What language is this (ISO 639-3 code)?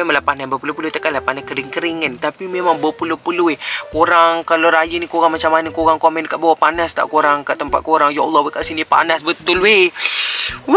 msa